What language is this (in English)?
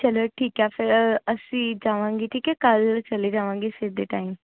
Punjabi